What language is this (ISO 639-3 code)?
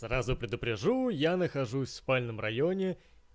rus